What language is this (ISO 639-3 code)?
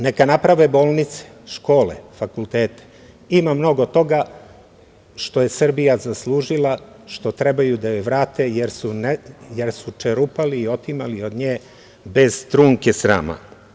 srp